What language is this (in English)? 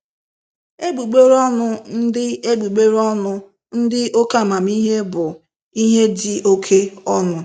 Igbo